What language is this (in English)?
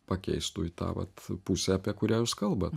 Lithuanian